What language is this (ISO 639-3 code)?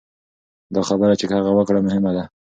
pus